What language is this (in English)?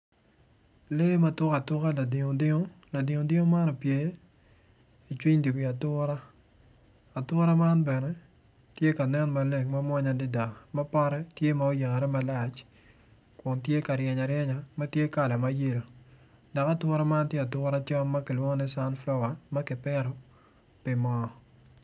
Acoli